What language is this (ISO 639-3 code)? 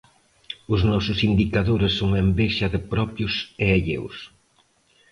glg